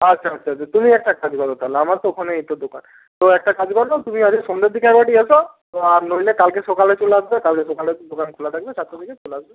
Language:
Bangla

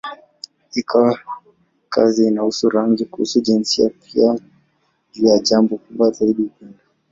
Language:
Swahili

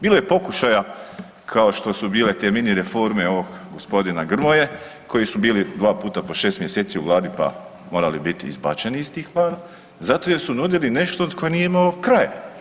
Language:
Croatian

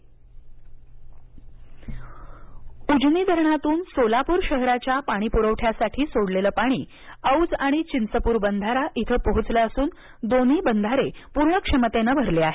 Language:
Marathi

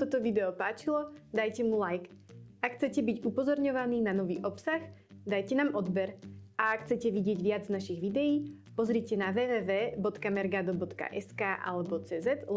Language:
Czech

